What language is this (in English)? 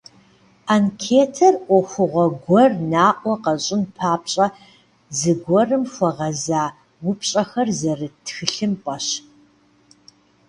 Kabardian